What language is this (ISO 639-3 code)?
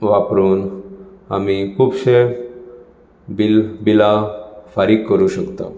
kok